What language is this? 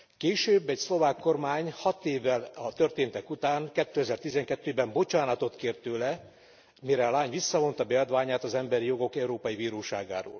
Hungarian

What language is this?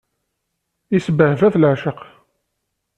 Kabyle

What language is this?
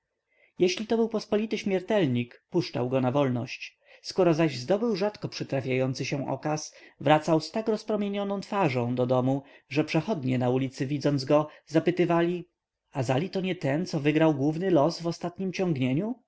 Polish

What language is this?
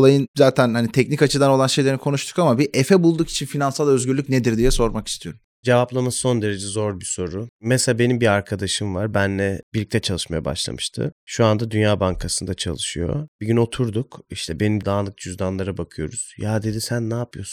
Turkish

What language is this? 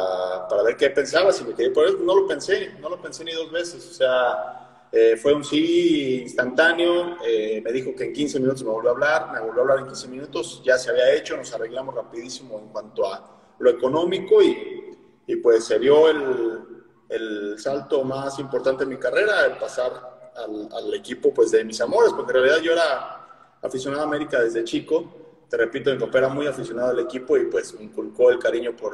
Spanish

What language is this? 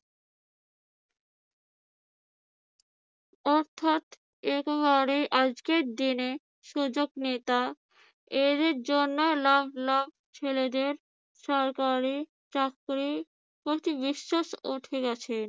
Bangla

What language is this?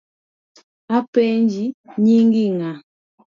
Luo (Kenya and Tanzania)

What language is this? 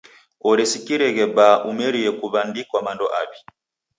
Taita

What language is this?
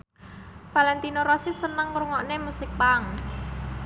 Javanese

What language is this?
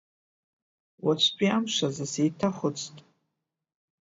Abkhazian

